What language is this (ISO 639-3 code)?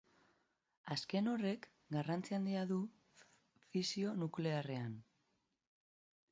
eus